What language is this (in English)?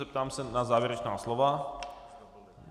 Czech